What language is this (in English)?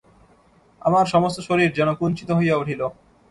Bangla